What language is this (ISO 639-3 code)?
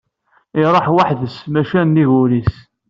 kab